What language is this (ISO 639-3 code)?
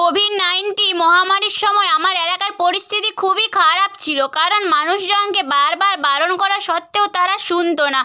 ben